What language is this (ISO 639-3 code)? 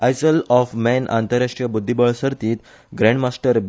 kok